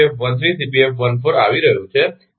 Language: Gujarati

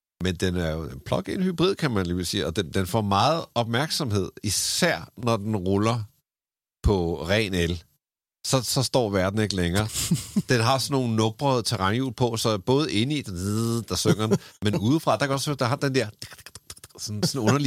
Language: Danish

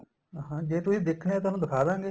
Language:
Punjabi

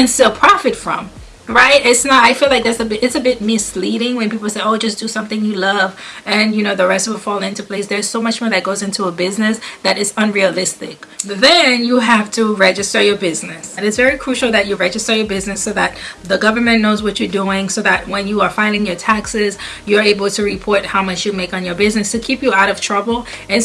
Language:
English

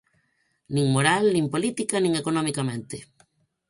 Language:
Galician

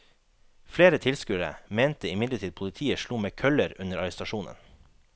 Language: Norwegian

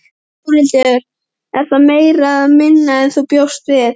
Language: Icelandic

